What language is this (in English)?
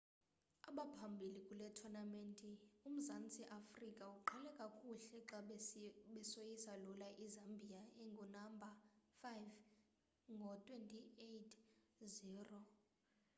Xhosa